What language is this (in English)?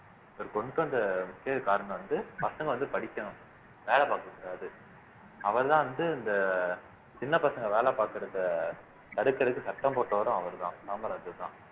Tamil